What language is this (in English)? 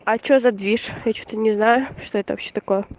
Russian